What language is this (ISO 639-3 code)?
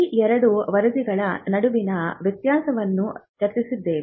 kan